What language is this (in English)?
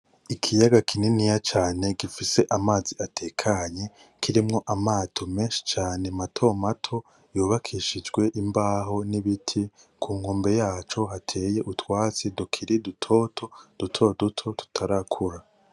Rundi